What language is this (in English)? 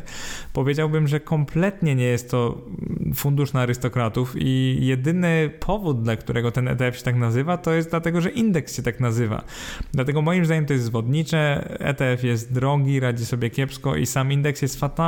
Polish